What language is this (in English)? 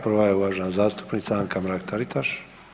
Croatian